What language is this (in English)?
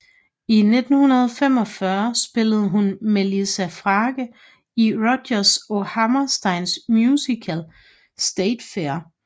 Danish